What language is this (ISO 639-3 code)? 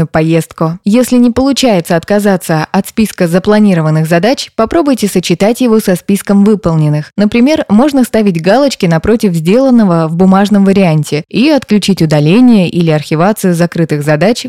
rus